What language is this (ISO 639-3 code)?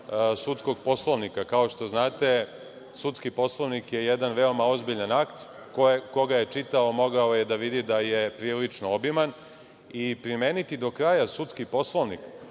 srp